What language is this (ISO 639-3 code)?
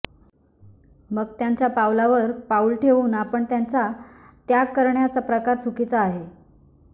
mar